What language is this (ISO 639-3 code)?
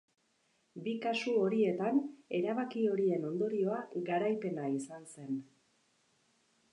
eus